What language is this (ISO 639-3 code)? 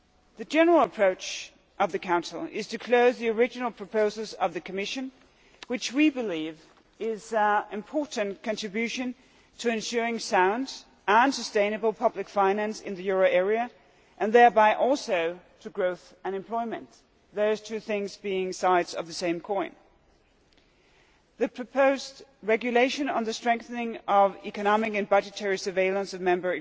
eng